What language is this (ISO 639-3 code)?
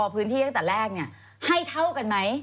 tha